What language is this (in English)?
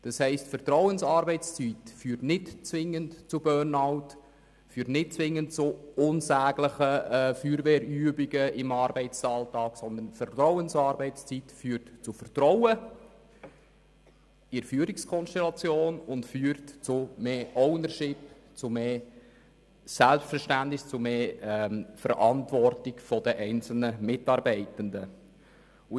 Swiss German